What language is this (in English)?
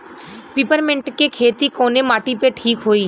Bhojpuri